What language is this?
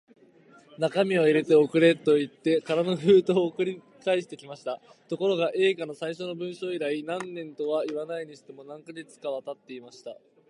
Japanese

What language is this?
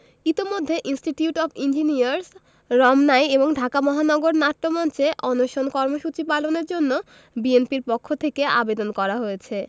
Bangla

